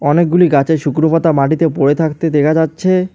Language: Bangla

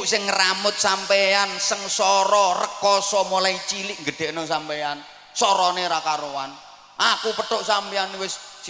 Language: Indonesian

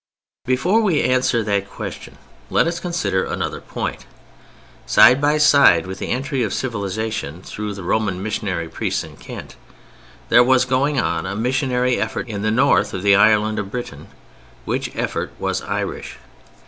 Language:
English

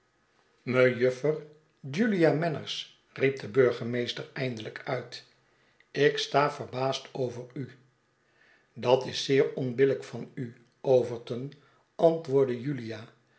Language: Dutch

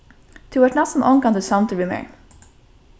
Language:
Faroese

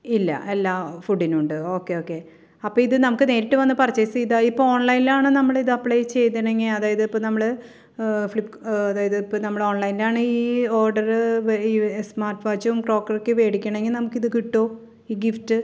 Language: Malayalam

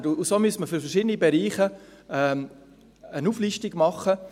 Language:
Swiss German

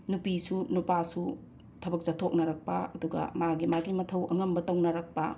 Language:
Manipuri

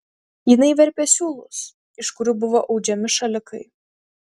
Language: Lithuanian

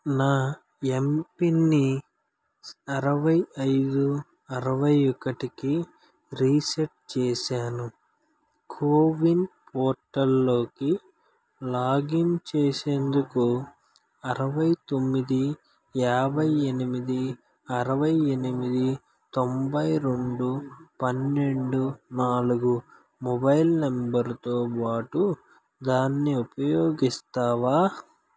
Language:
Telugu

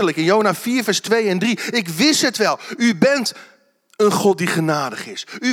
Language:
Dutch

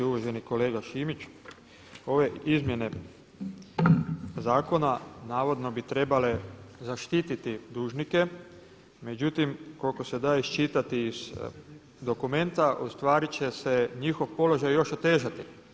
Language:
Croatian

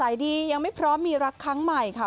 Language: Thai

